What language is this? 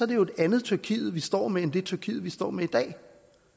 Danish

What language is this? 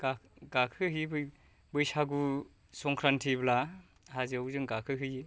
Bodo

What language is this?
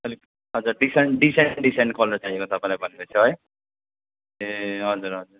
Nepali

